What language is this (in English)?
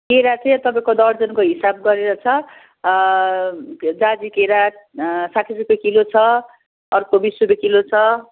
Nepali